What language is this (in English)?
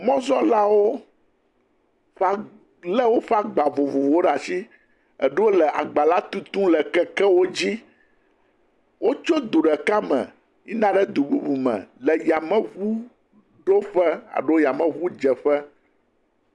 Ewe